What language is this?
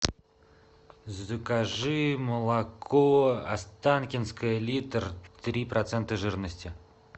Russian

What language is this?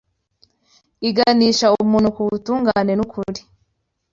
Kinyarwanda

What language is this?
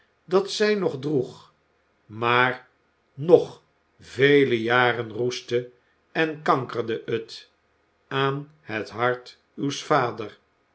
Dutch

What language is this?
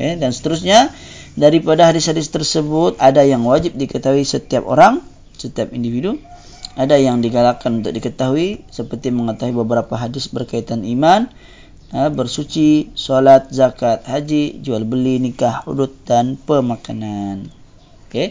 Malay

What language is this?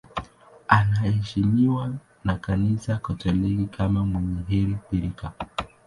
Swahili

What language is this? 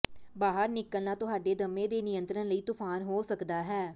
Punjabi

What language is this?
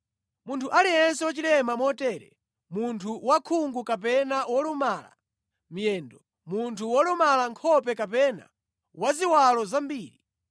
Nyanja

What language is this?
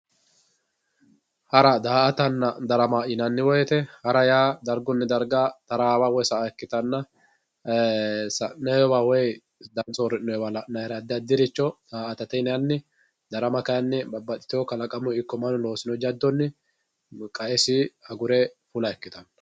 Sidamo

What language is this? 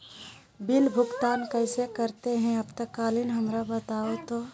Magahi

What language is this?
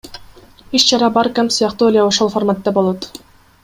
Kyrgyz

